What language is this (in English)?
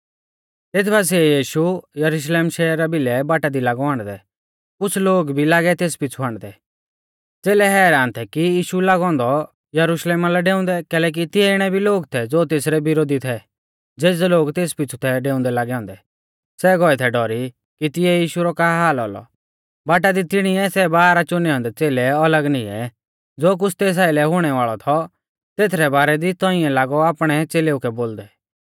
Mahasu Pahari